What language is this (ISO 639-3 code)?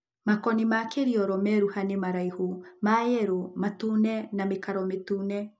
kik